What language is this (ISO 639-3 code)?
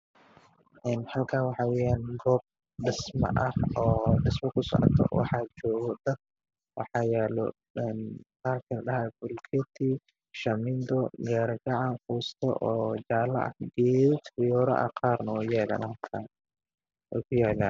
som